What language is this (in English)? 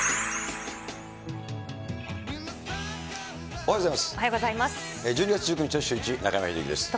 Japanese